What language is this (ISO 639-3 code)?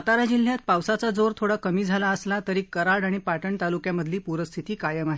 mar